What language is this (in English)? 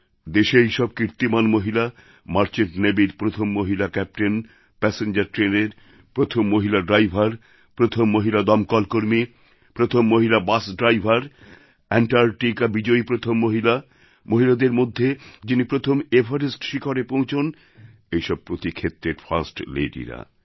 Bangla